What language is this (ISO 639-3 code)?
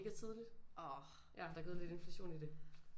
dan